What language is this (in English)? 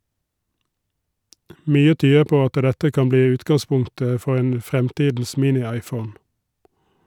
Norwegian